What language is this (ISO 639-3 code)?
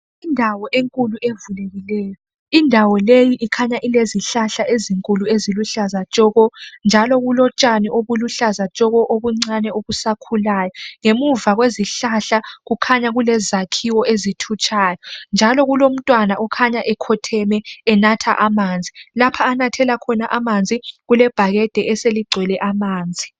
nde